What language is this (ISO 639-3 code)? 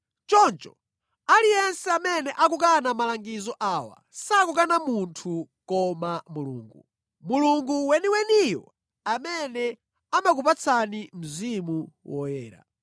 nya